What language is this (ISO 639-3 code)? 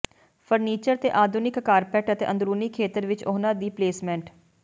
pan